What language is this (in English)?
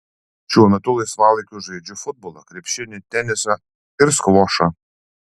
Lithuanian